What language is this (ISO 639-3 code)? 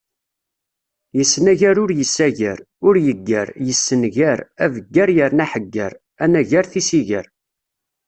kab